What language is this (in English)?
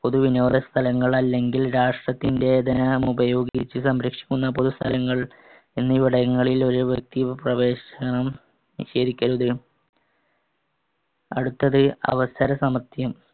Malayalam